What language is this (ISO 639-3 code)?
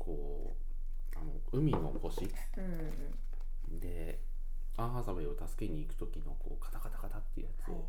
jpn